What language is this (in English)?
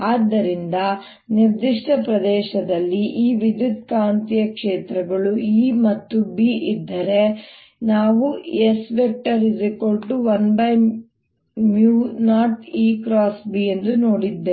Kannada